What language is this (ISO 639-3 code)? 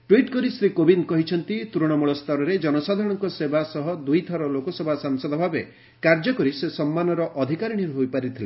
ori